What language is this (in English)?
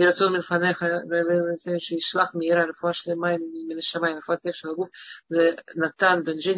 Russian